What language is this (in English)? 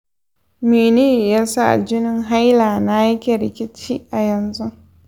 Hausa